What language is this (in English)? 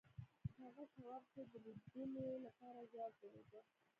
Pashto